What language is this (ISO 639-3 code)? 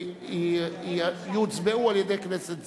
heb